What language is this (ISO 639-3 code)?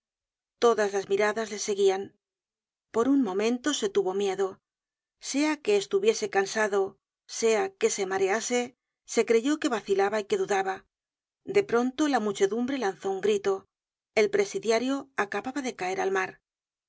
spa